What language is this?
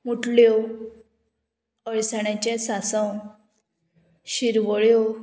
Konkani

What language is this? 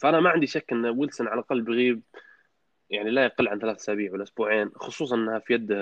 Arabic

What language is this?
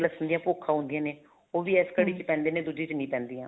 Punjabi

